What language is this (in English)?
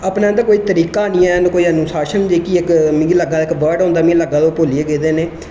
Dogri